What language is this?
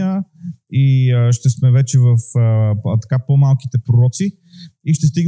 Bulgarian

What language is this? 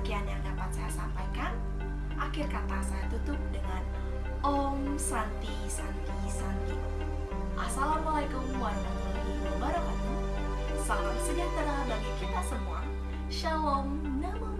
Indonesian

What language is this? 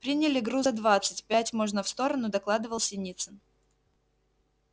Russian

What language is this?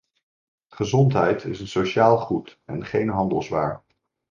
Dutch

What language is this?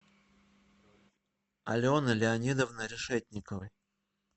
Russian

